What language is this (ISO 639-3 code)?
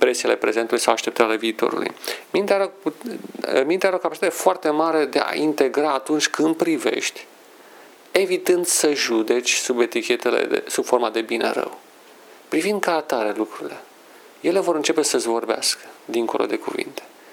ron